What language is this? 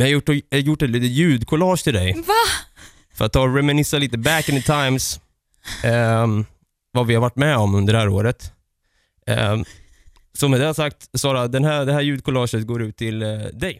Swedish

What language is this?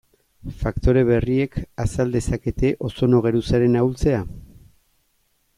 Basque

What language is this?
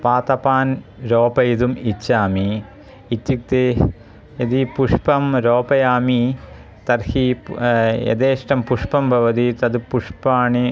Sanskrit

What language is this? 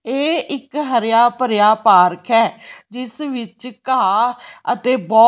Punjabi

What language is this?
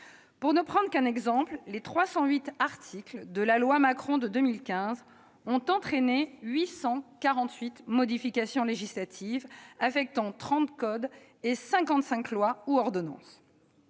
French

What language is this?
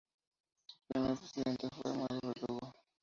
Spanish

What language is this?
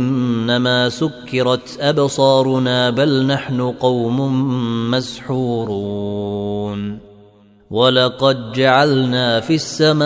Arabic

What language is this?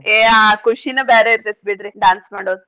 Kannada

